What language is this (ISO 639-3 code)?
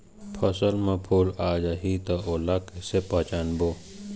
hne